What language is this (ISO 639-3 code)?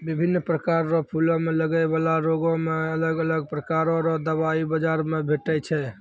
mai